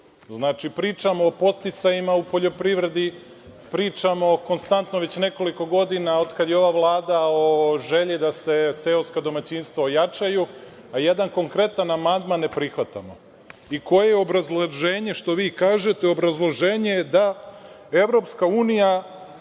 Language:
Serbian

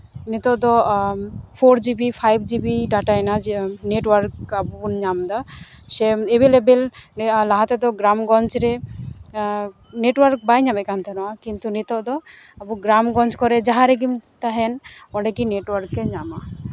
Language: Santali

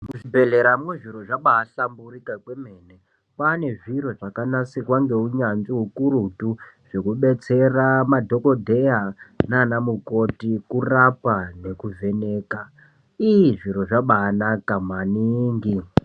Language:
Ndau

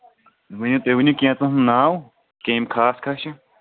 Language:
Kashmiri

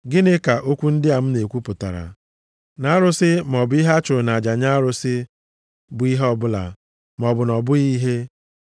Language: Igbo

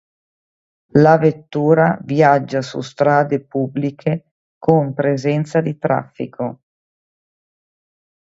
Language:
Italian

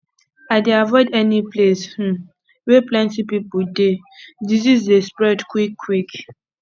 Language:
Nigerian Pidgin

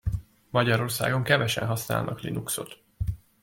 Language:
Hungarian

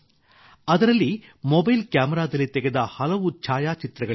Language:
Kannada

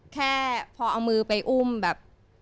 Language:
Thai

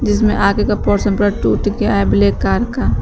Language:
Hindi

